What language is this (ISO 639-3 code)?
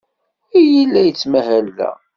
kab